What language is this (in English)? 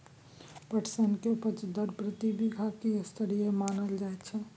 Maithili